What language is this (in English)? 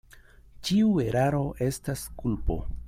Esperanto